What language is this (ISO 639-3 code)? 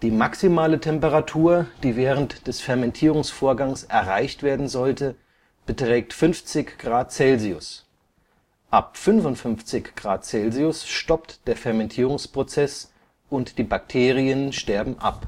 deu